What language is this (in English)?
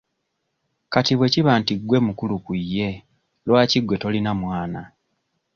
Ganda